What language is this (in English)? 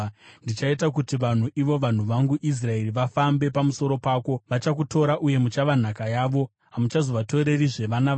Shona